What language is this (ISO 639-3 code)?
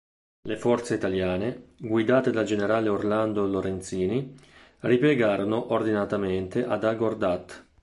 ita